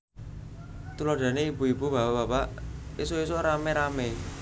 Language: Javanese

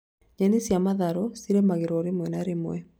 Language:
Kikuyu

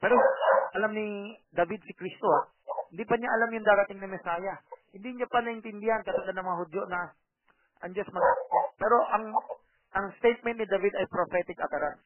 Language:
Filipino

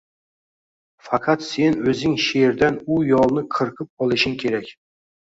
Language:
Uzbek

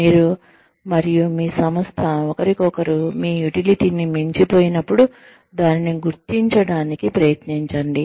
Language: Telugu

